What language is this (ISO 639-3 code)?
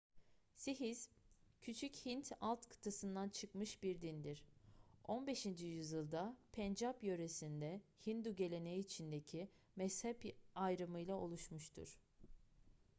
tur